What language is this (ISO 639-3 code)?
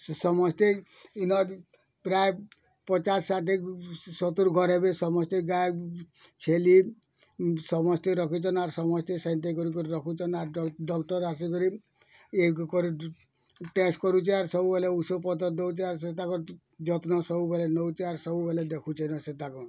ori